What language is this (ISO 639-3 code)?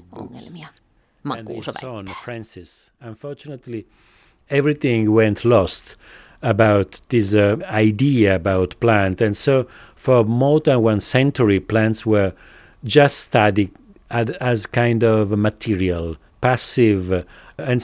fin